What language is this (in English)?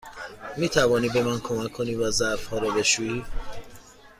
Persian